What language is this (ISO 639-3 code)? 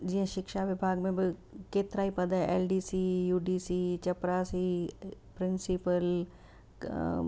snd